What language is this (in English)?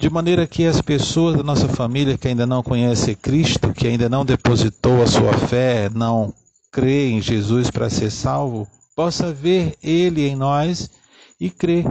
Portuguese